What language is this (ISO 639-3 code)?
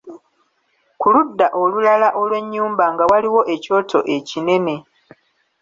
lug